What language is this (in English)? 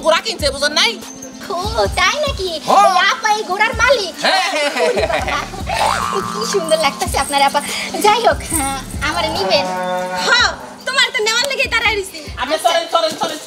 Indonesian